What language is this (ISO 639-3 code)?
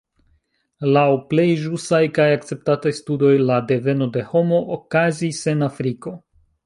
epo